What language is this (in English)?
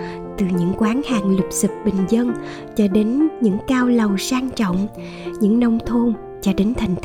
Vietnamese